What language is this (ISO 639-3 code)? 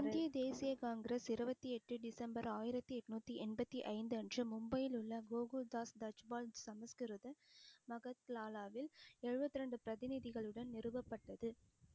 tam